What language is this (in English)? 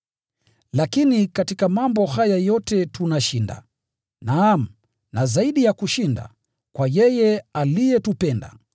Swahili